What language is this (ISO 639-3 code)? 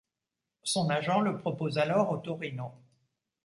fra